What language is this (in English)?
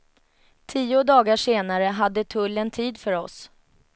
Swedish